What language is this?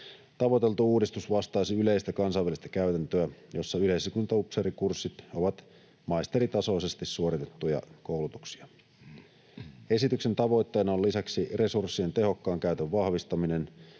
Finnish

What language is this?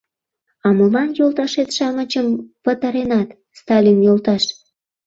Mari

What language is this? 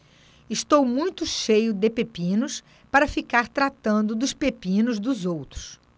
Portuguese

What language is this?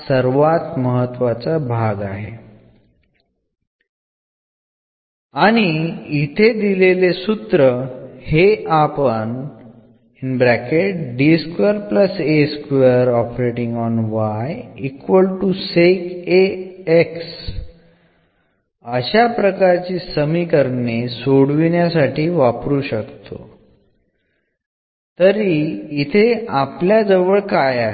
Malayalam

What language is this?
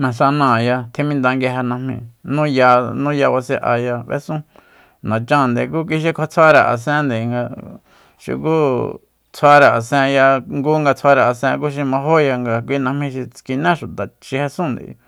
Soyaltepec Mazatec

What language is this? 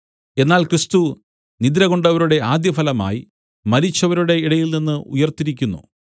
Malayalam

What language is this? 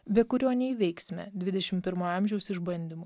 Lithuanian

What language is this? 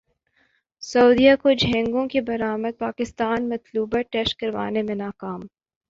Urdu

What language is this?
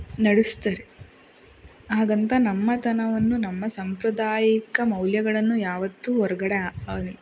Kannada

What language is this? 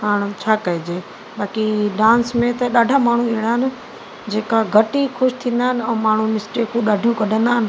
Sindhi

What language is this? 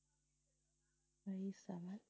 Tamil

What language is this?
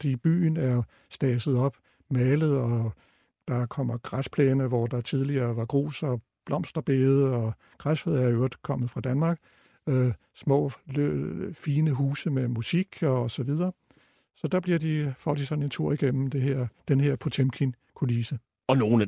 Danish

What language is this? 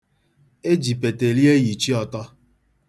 Igbo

